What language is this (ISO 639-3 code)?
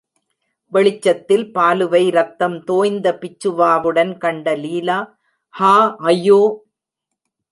tam